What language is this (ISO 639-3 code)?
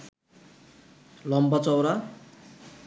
ben